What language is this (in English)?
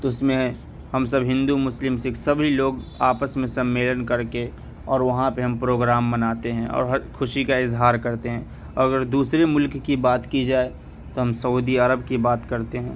Urdu